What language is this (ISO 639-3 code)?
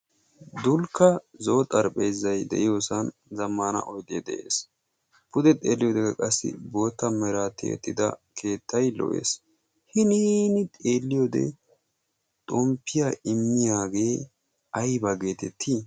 wal